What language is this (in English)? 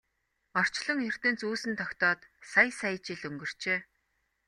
Mongolian